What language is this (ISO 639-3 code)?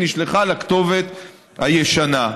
heb